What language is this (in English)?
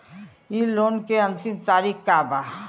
Bhojpuri